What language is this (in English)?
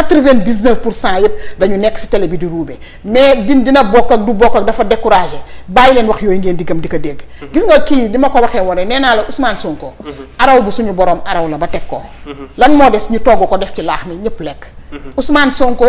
Arabic